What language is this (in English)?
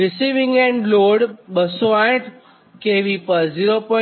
Gujarati